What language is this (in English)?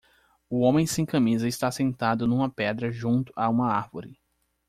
Portuguese